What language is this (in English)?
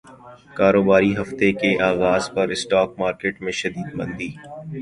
Urdu